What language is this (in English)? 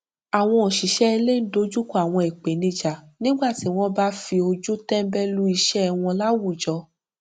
Yoruba